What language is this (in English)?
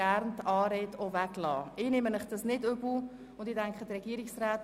Swiss German